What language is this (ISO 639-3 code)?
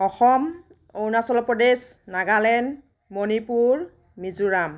asm